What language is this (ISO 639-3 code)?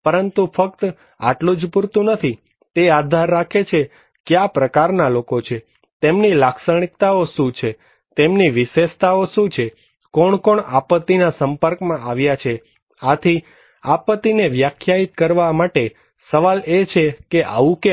guj